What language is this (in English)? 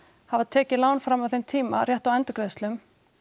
Icelandic